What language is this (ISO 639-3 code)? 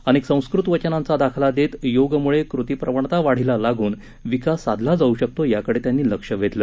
mar